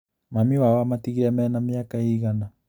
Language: Kikuyu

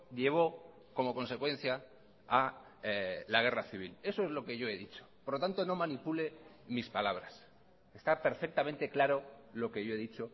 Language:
Spanish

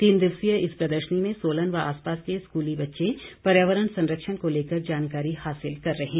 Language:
Hindi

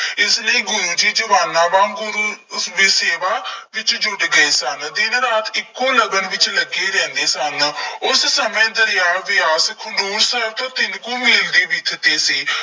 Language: Punjabi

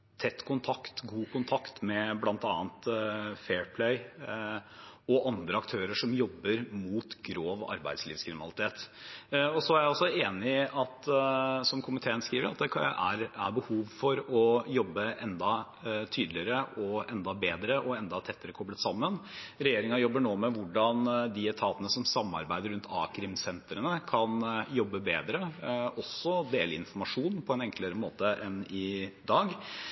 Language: Norwegian Bokmål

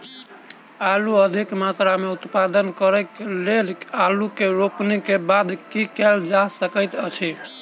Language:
Maithili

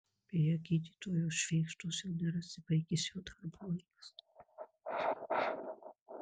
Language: Lithuanian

